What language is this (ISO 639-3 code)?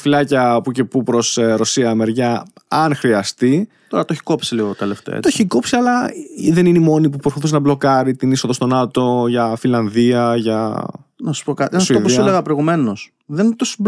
ell